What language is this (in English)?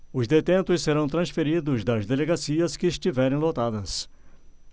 Portuguese